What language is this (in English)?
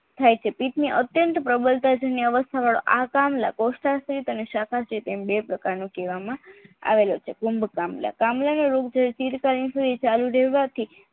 Gujarati